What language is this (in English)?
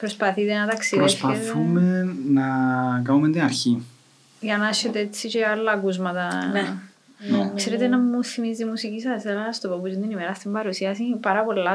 Greek